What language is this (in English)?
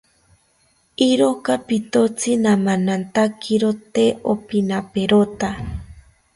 South Ucayali Ashéninka